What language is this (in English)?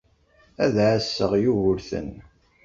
Kabyle